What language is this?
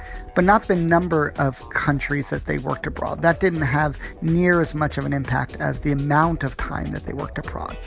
English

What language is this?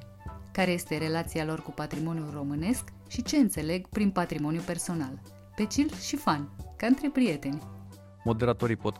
Romanian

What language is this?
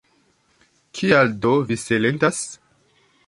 Esperanto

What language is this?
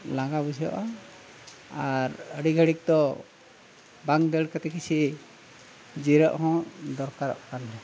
Santali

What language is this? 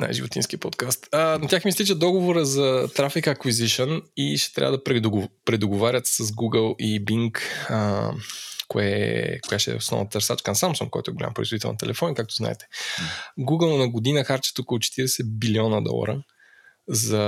Bulgarian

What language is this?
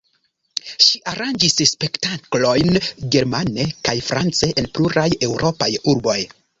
Esperanto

